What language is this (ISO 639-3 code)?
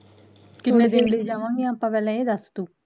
pan